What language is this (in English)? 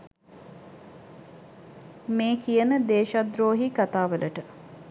Sinhala